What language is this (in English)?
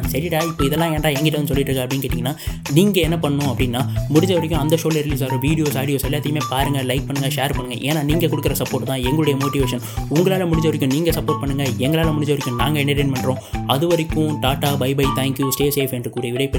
Tamil